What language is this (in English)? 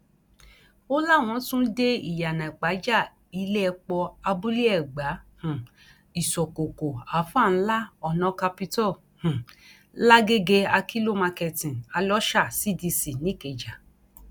Yoruba